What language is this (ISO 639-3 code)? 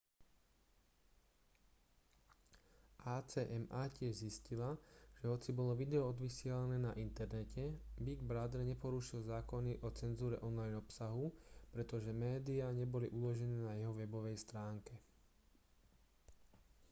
slk